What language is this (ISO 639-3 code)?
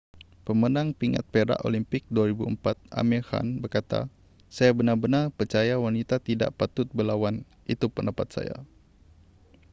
msa